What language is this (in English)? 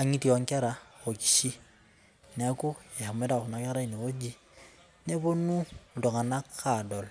Masai